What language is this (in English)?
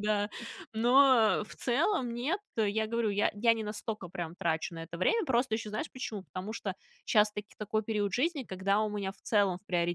Russian